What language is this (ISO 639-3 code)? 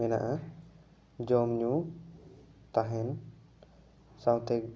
sat